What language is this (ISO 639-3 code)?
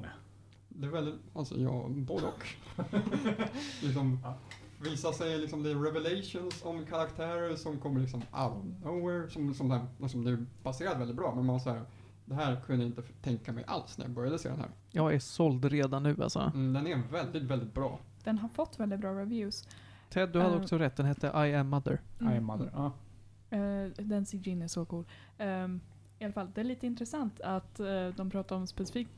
swe